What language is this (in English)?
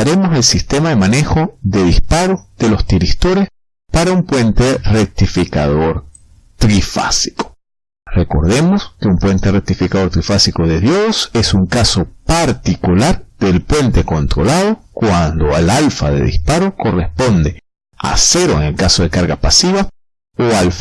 Spanish